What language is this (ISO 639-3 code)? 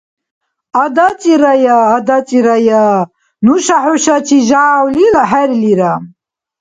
dar